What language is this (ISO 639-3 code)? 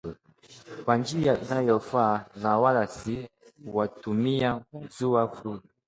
swa